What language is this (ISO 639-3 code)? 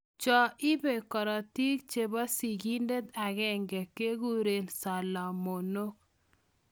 kln